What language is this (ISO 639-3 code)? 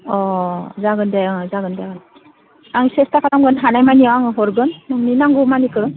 brx